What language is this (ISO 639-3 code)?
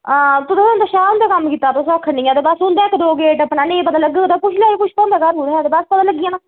doi